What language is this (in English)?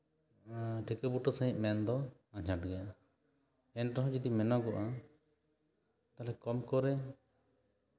Santali